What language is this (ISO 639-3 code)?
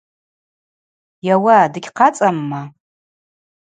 abq